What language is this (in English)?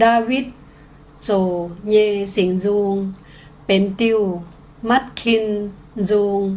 Vietnamese